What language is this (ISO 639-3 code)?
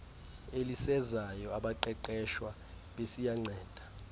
xho